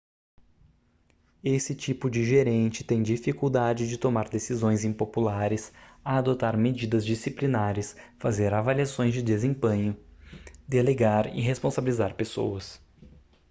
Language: Portuguese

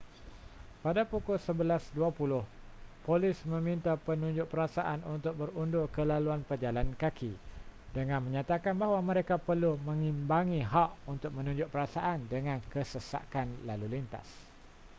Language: Malay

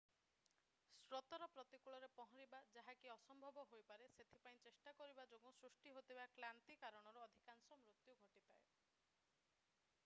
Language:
Odia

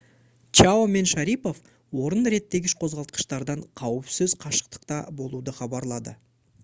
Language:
Kazakh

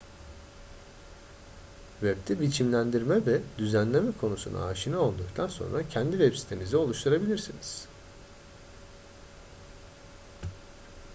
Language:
Turkish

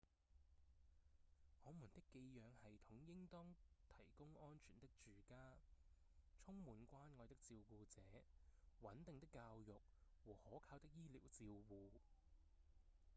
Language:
Cantonese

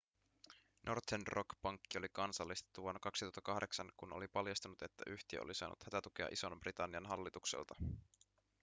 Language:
Finnish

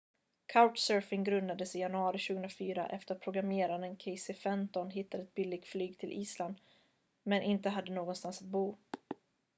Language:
Swedish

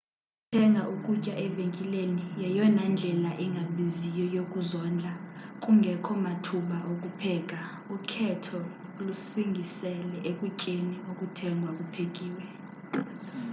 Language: Xhosa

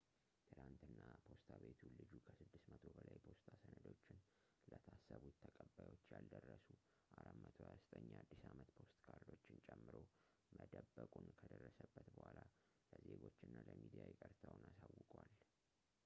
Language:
Amharic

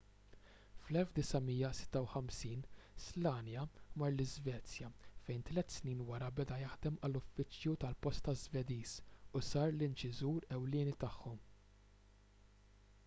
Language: Maltese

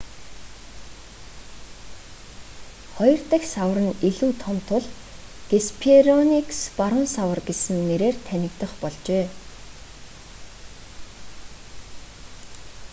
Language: Mongolian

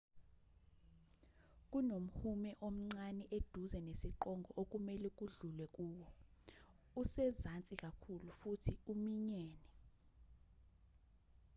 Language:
Zulu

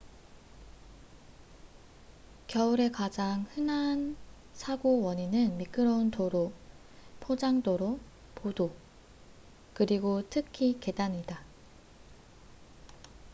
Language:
Korean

